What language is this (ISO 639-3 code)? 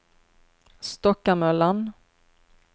swe